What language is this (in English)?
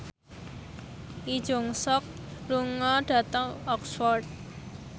Javanese